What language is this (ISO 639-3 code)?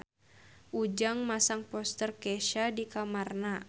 sun